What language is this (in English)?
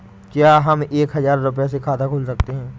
Hindi